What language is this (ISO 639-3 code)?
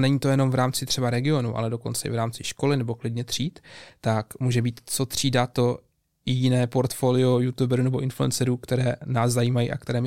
ces